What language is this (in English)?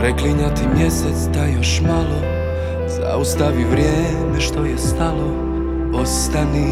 Croatian